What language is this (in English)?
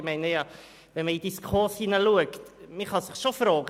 Swiss German